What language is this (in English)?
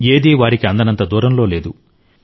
Telugu